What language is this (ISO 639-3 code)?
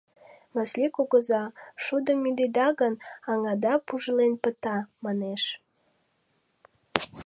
chm